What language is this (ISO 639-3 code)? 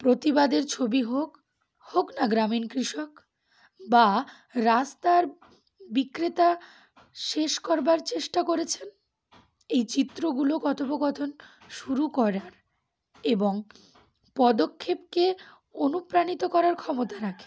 ben